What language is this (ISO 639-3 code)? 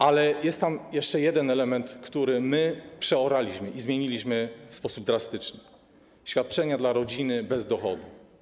pol